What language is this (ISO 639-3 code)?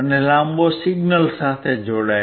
guj